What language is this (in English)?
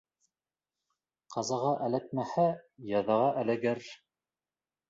Bashkir